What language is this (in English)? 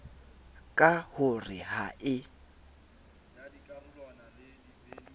Southern Sotho